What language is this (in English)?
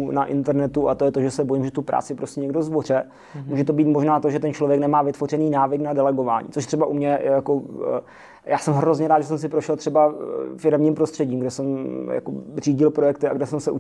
Czech